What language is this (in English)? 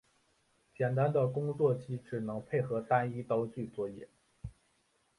Chinese